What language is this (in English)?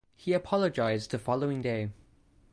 English